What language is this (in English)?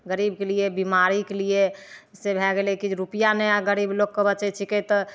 Maithili